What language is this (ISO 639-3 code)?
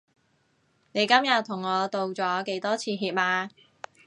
yue